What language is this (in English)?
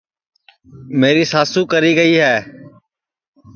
Sansi